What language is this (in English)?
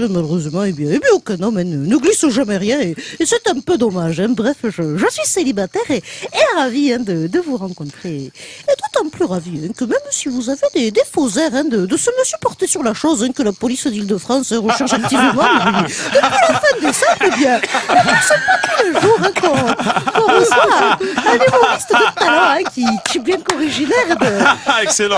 French